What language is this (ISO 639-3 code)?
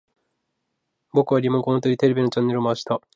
jpn